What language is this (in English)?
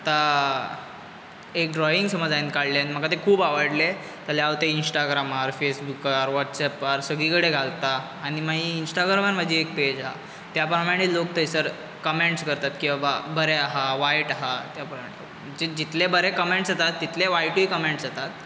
Konkani